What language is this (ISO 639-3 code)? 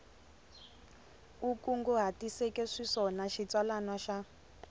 tso